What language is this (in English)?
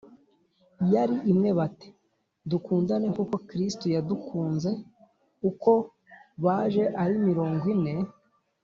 Kinyarwanda